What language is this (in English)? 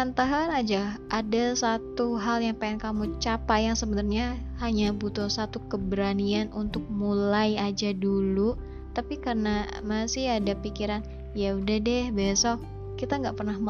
Indonesian